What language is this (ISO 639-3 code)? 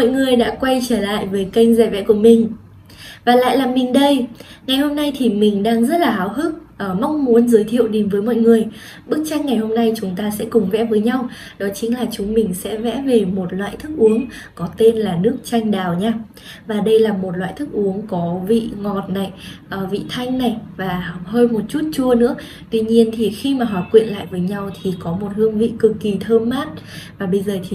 vie